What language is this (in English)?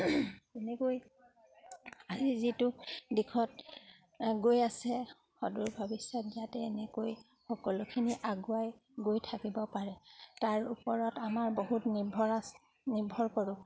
Assamese